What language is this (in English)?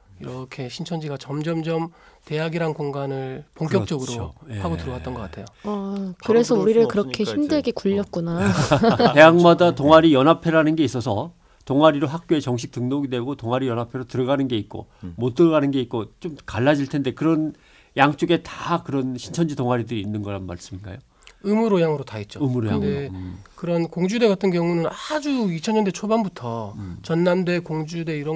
Korean